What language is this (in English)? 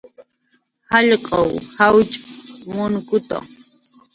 Jaqaru